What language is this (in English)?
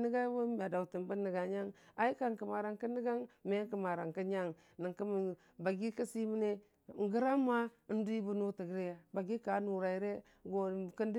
Dijim-Bwilim